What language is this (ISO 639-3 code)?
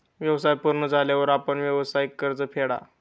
mar